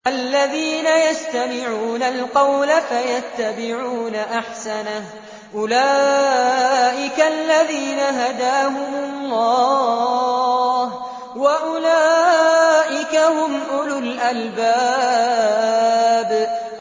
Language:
Arabic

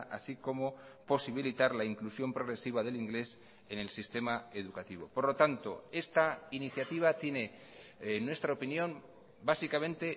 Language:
Spanish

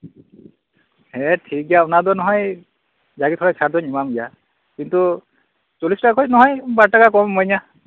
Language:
Santali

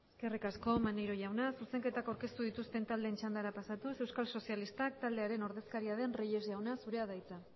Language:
Basque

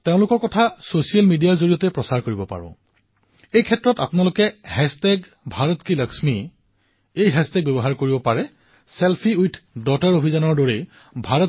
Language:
Assamese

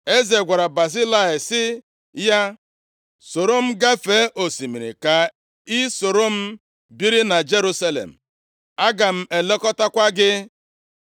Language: Igbo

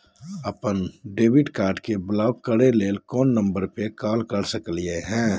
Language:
Magahi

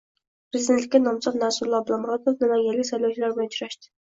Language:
Uzbek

